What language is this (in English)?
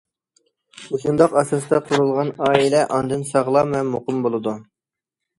Uyghur